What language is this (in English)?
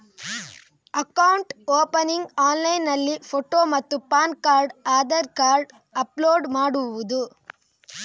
Kannada